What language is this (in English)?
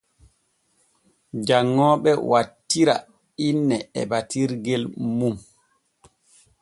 Borgu Fulfulde